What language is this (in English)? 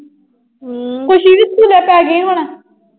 Punjabi